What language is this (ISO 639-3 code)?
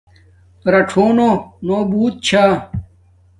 dmk